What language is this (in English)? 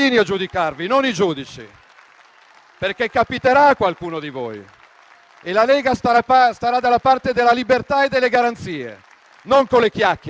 Italian